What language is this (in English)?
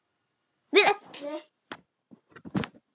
Icelandic